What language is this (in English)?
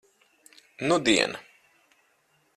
Latvian